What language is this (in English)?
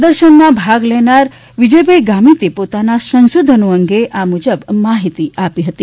Gujarati